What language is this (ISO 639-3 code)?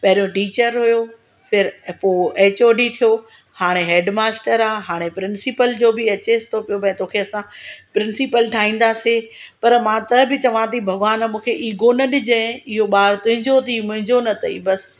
snd